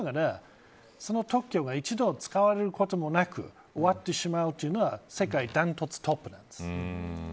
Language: Japanese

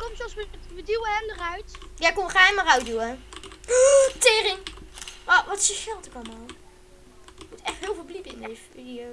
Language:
Dutch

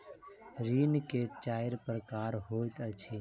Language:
Maithili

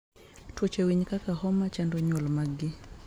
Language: Luo (Kenya and Tanzania)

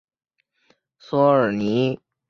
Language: Chinese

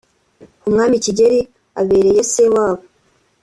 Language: Kinyarwanda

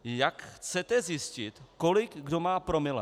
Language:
Czech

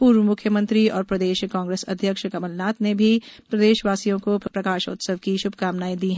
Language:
Hindi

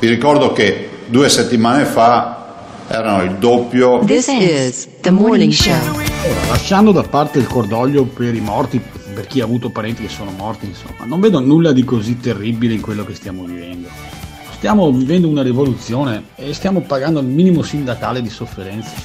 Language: Italian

